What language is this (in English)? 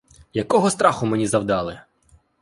Ukrainian